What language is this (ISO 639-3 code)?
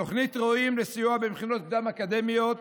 heb